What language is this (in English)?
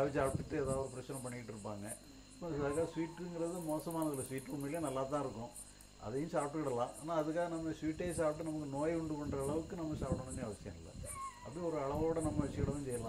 Arabic